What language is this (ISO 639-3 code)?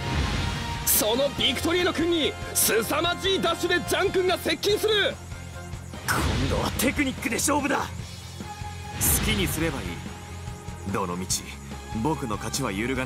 jpn